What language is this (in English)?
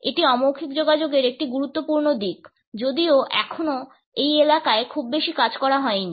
Bangla